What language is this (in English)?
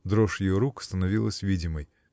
Russian